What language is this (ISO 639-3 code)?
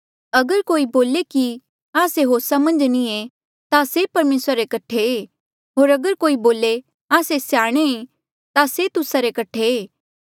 mjl